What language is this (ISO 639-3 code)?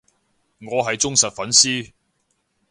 yue